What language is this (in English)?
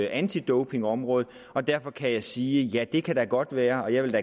Danish